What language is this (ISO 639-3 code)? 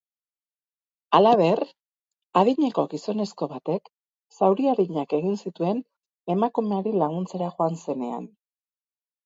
eus